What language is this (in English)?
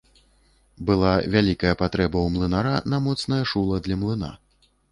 Belarusian